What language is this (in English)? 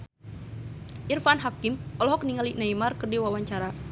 Sundanese